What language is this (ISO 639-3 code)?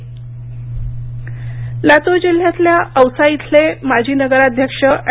mar